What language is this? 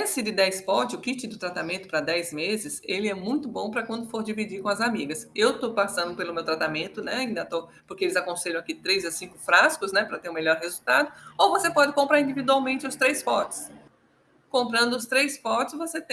Portuguese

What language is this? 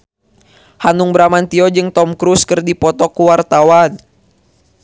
Sundanese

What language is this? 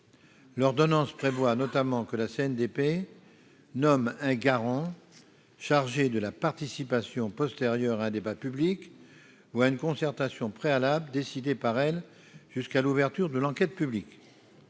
French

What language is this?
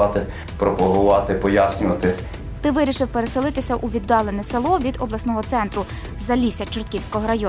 Ukrainian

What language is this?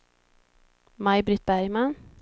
Swedish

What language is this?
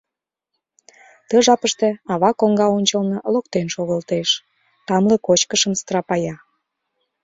Mari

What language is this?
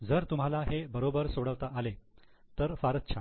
Marathi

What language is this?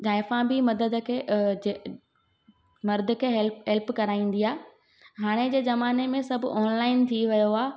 Sindhi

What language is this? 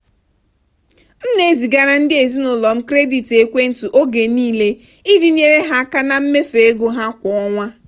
Igbo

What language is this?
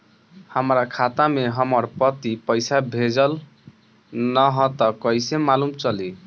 Bhojpuri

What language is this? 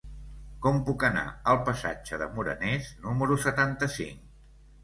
Catalan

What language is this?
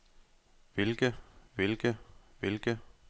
Danish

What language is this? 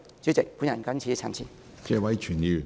Cantonese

